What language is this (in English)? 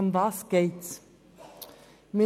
Swiss German